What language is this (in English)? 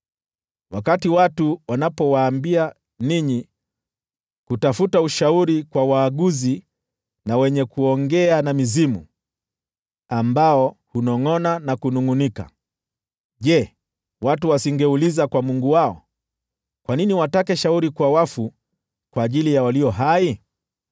Swahili